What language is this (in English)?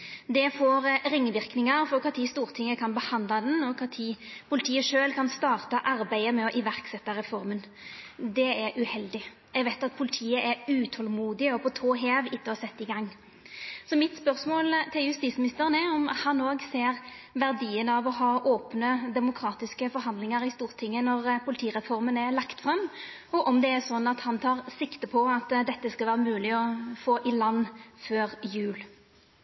Norwegian Nynorsk